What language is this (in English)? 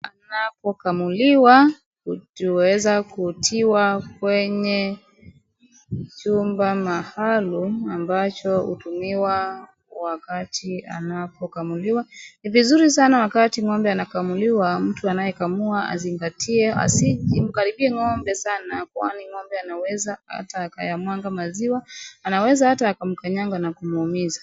Swahili